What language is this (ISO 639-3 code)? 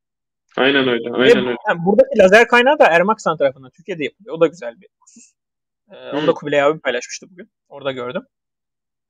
tur